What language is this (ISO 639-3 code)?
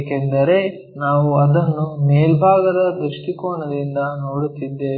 kan